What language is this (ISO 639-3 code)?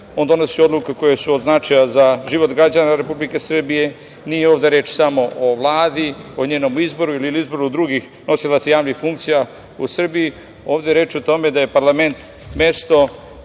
srp